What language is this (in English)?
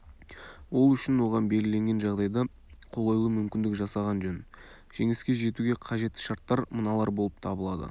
Kazakh